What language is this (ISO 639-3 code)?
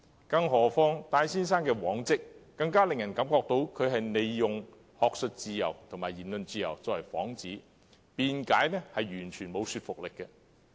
yue